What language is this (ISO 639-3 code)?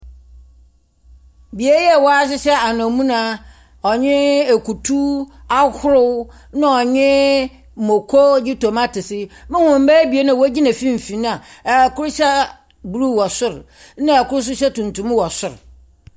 aka